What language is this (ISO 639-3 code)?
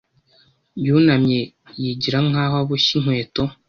kin